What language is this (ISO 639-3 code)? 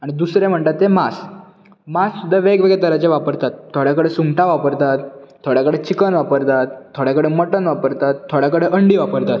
kok